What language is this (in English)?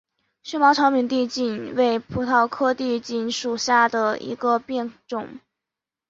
Chinese